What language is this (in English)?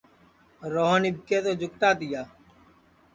Sansi